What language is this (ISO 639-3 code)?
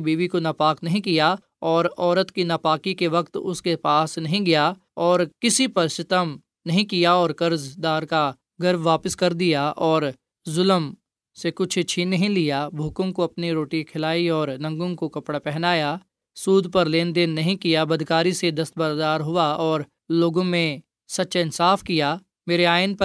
urd